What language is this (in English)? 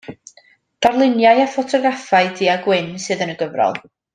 Welsh